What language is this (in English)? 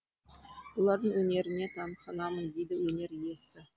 Kazakh